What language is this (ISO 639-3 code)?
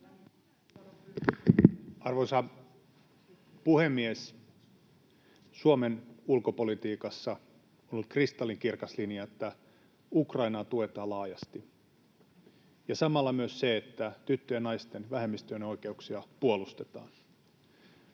fin